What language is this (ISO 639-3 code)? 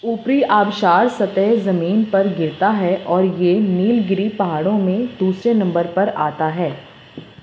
urd